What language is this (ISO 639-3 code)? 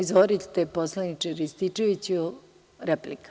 srp